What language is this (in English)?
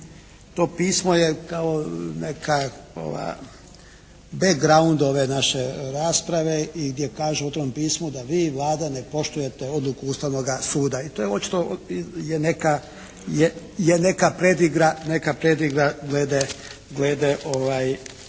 Croatian